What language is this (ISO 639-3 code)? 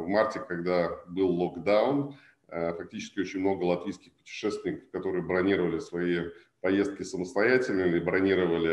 rus